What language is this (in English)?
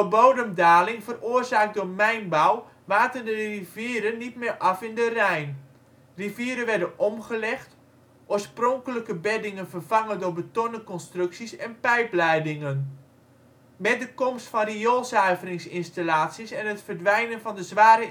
Dutch